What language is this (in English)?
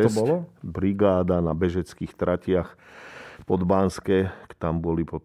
Slovak